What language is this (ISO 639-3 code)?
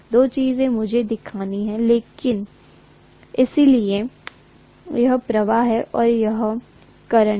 hin